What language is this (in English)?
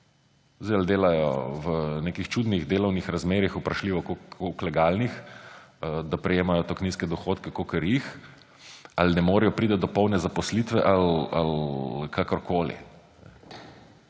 Slovenian